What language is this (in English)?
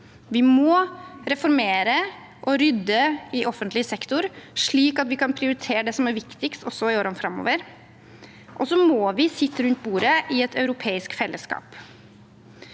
Norwegian